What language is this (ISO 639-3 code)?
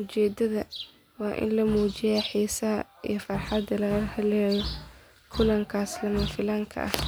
som